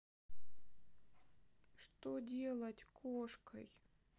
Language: Russian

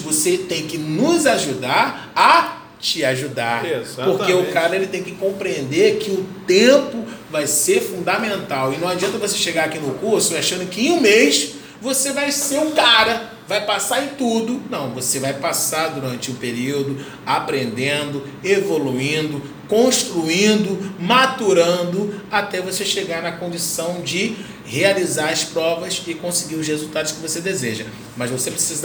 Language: Portuguese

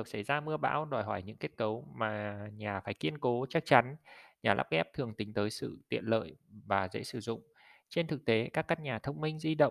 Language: Vietnamese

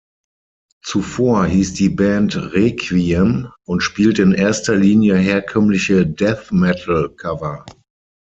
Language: German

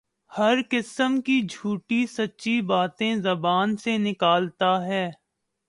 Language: Urdu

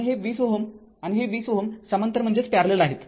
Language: Marathi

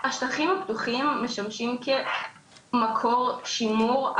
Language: Hebrew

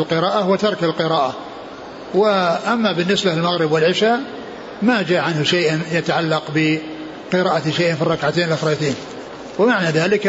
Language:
Arabic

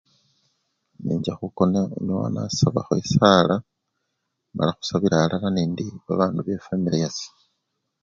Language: Luyia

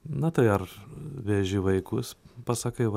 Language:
Lithuanian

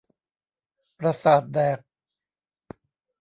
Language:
Thai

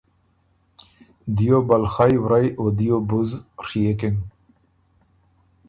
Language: Ormuri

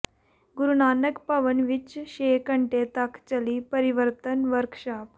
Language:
Punjabi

